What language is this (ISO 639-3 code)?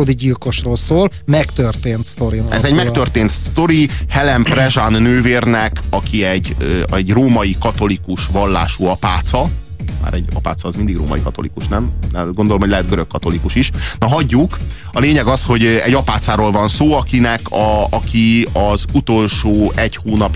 hun